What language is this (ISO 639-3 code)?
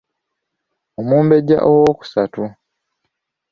lug